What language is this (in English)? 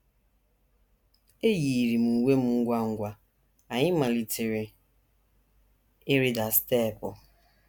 Igbo